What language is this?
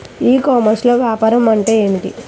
Telugu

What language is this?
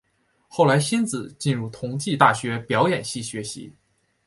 Chinese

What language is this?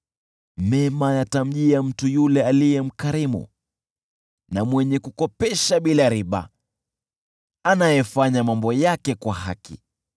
Swahili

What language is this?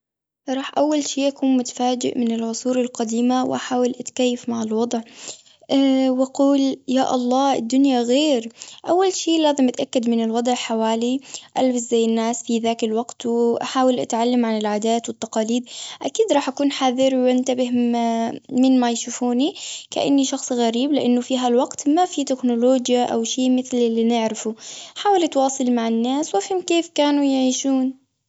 Gulf Arabic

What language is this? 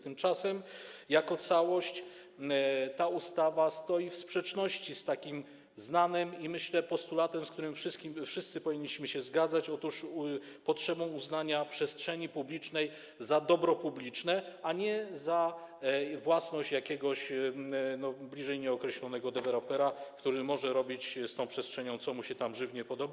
Polish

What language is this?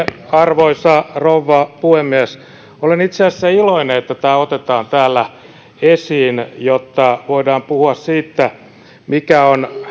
Finnish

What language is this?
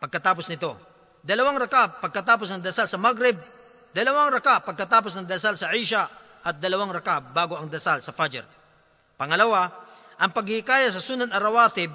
Filipino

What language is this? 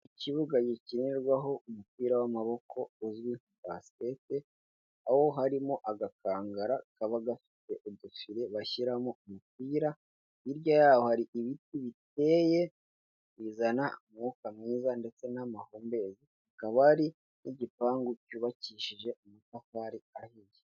Kinyarwanda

